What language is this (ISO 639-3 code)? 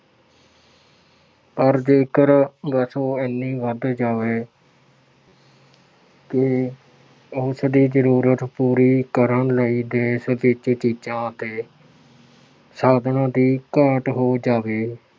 pan